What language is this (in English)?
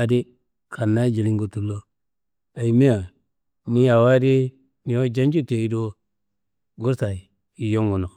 Kanembu